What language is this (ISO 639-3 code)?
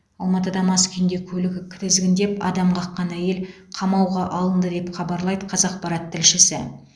kaz